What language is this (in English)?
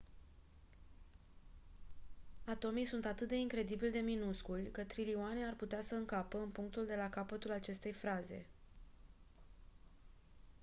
Romanian